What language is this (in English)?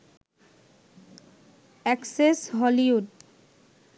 Bangla